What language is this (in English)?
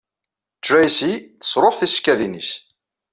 Kabyle